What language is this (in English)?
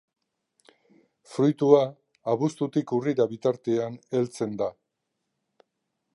Basque